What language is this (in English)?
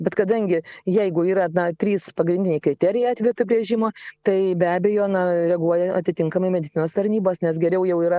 Lithuanian